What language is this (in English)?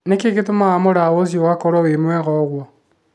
Kikuyu